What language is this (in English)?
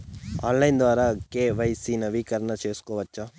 Telugu